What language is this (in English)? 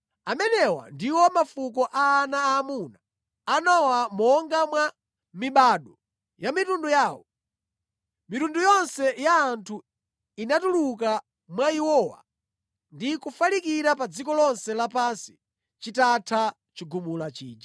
Nyanja